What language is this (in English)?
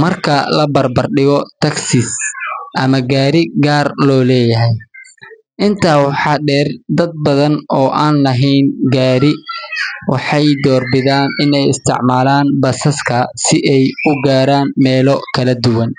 Somali